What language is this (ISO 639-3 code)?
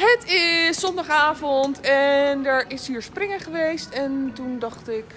nld